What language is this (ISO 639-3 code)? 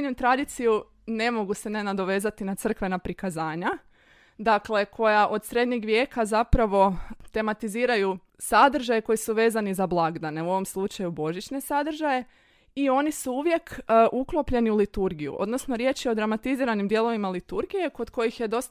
hrv